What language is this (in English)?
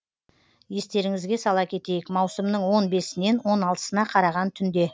Kazakh